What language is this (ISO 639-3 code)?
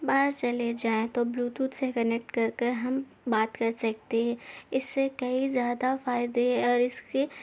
urd